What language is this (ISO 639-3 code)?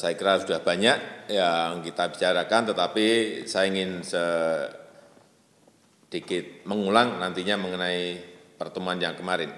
ind